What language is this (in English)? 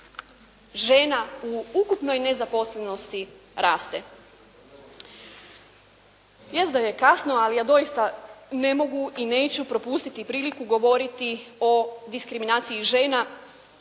Croatian